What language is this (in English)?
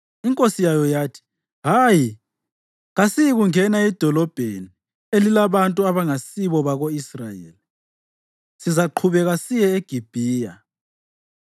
North Ndebele